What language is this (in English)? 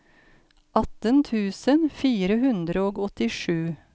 Norwegian